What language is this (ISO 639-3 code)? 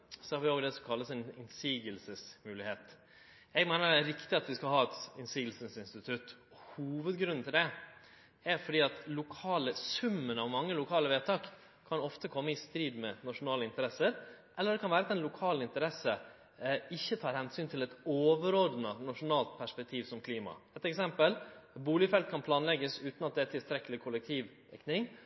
nno